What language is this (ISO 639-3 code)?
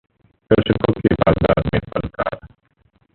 hin